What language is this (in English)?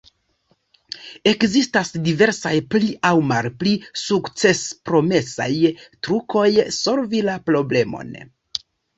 Esperanto